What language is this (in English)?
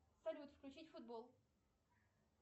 Russian